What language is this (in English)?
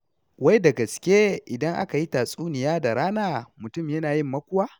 Hausa